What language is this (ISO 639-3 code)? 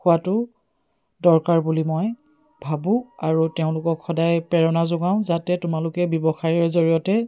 asm